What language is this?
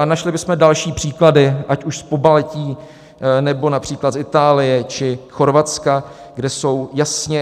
Czech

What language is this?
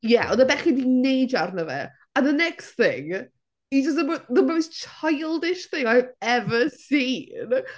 Welsh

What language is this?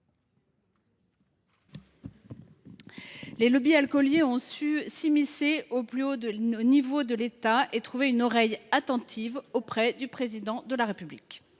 French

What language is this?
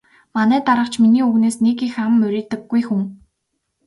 Mongolian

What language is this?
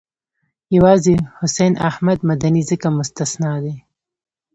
Pashto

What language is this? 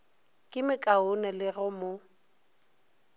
Northern Sotho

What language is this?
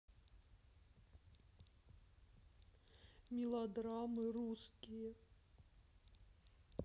Russian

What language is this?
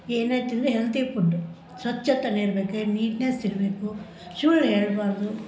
Kannada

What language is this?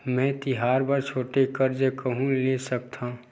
Chhattisgarhi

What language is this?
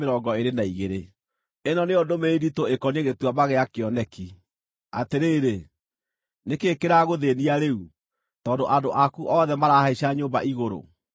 Kikuyu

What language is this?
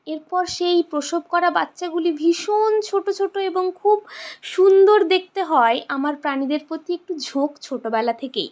Bangla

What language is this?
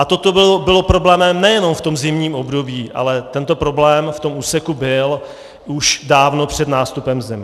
Czech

